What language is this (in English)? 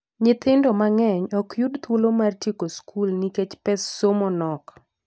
Luo (Kenya and Tanzania)